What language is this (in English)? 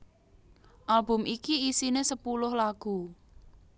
Javanese